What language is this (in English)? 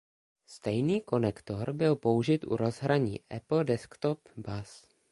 Czech